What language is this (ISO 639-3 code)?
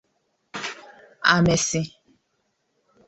ibo